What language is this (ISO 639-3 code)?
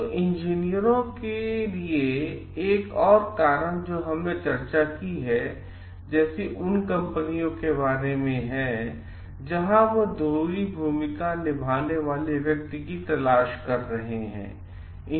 hin